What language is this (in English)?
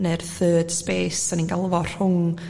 Welsh